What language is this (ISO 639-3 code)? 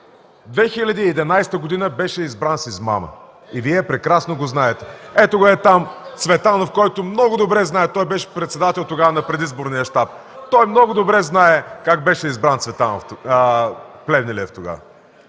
bul